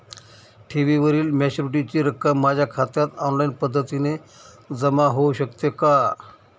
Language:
Marathi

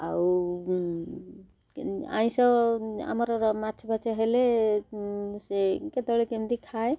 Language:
Odia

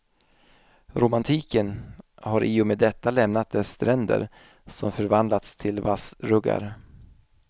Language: Swedish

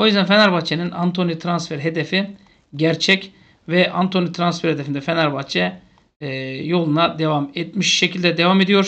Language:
Turkish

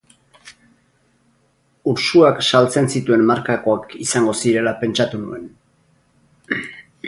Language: Basque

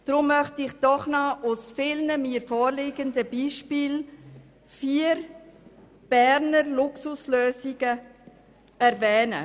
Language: Swiss German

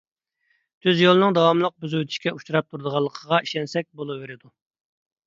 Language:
Uyghur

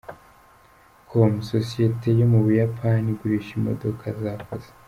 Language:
Kinyarwanda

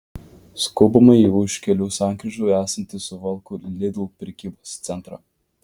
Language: Lithuanian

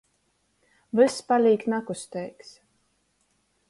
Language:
Latgalian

